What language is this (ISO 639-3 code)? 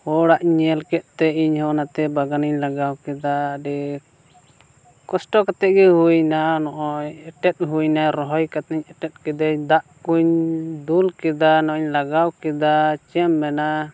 sat